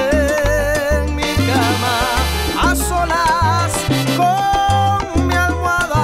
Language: Spanish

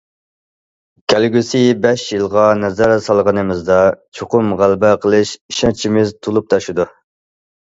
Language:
Uyghur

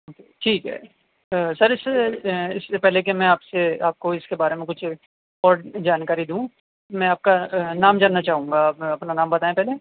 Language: Urdu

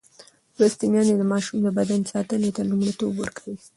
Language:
Pashto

